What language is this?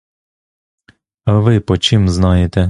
Ukrainian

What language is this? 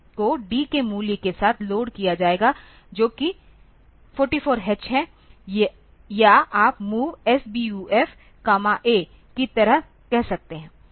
Hindi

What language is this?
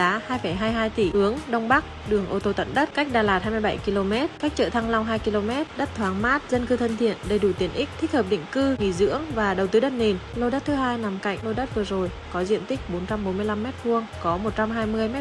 Vietnamese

